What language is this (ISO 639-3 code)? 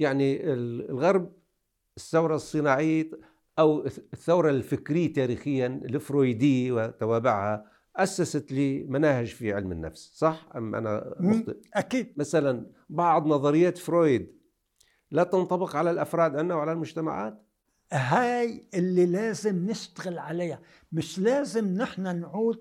ara